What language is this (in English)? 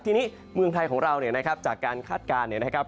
Thai